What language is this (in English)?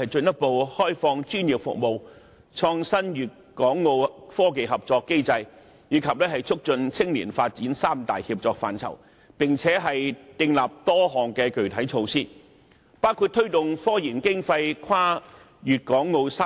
Cantonese